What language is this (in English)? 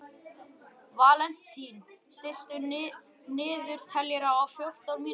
Icelandic